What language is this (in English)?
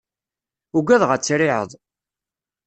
Kabyle